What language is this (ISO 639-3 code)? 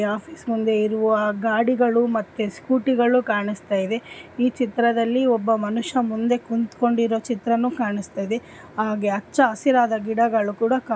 kan